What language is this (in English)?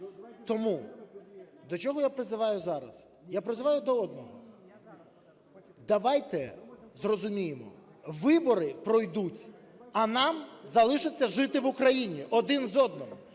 Ukrainian